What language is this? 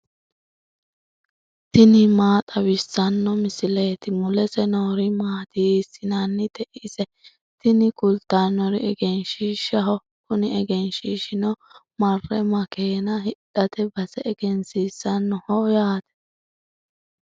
Sidamo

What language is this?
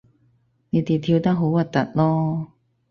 Cantonese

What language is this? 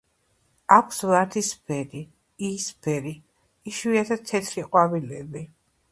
Georgian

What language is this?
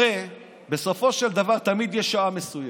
Hebrew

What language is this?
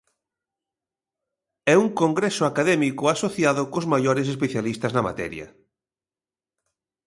Galician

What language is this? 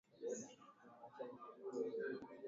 Swahili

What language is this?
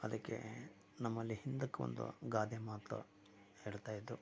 Kannada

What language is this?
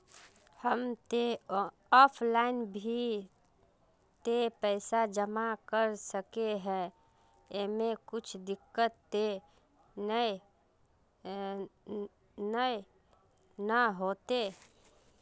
Magahi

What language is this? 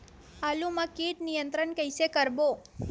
Chhattisgarhi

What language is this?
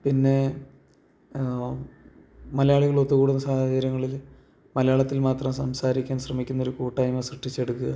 Malayalam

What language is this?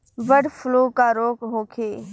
Bhojpuri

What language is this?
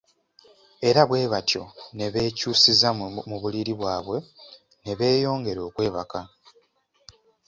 Ganda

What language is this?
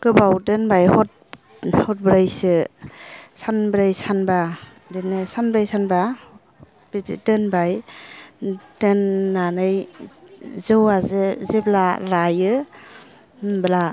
Bodo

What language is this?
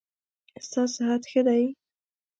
Pashto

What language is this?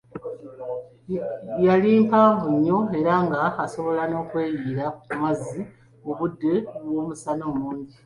Ganda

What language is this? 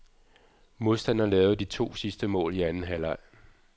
Danish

